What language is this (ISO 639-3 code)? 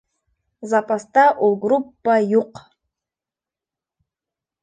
bak